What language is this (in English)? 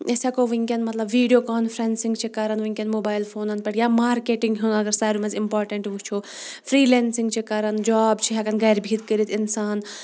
Kashmiri